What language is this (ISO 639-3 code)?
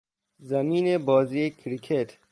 fas